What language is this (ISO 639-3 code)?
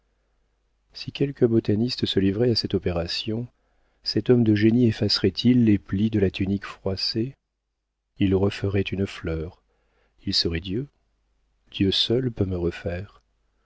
fra